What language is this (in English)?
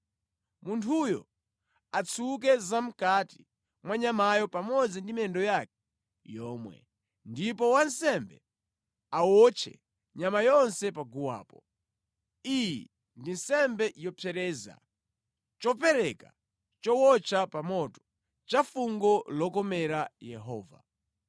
Nyanja